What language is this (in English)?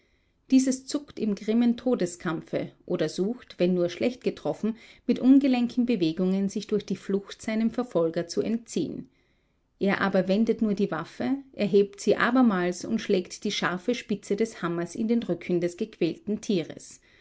German